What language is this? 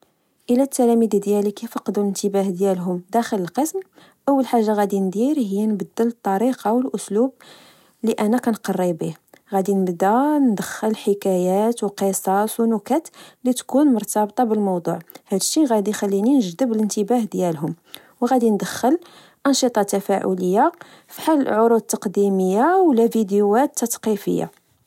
Moroccan Arabic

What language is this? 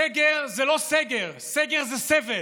Hebrew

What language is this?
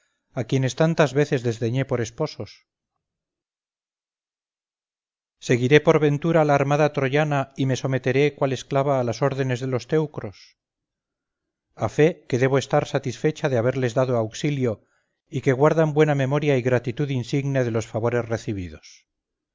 Spanish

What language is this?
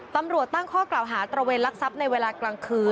Thai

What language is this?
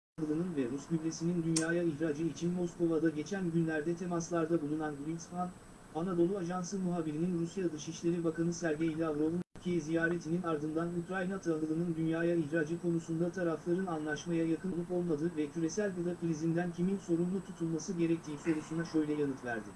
Turkish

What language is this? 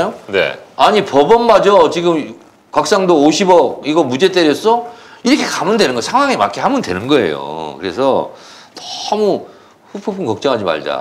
Korean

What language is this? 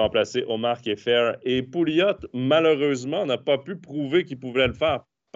French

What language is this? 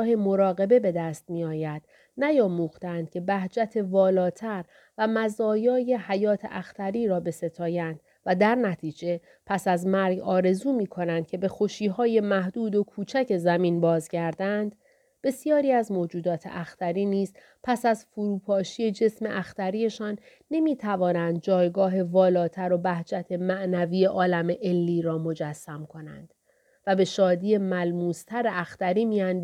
Persian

